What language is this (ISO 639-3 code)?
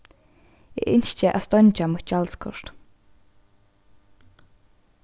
fao